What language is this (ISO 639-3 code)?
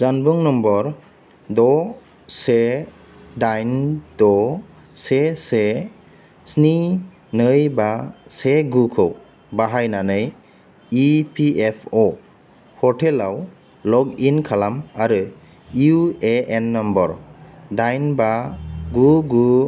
brx